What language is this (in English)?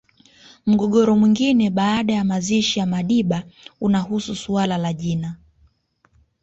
Swahili